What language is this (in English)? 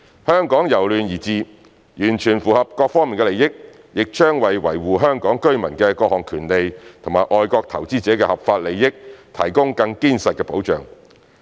Cantonese